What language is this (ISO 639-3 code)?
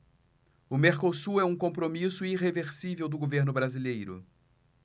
por